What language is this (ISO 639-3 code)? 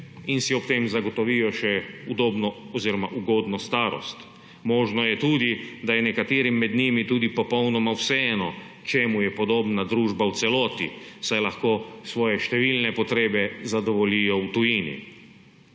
slv